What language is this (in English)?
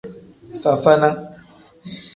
Tem